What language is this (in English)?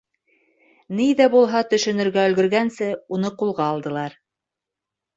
Bashkir